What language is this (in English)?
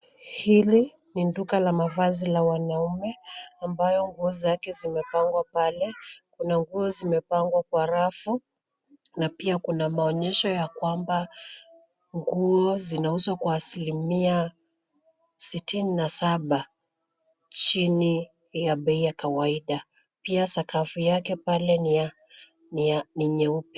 Swahili